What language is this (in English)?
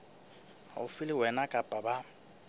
Southern Sotho